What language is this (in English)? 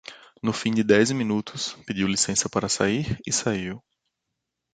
Portuguese